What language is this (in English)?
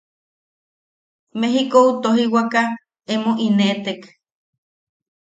Yaqui